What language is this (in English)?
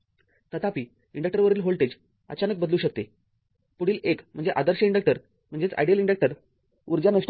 Marathi